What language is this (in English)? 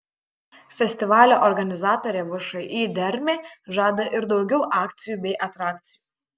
Lithuanian